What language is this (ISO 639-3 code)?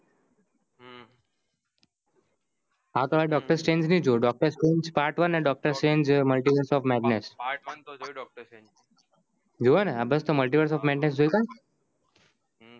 guj